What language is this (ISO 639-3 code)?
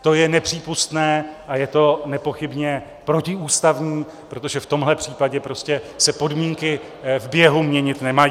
ces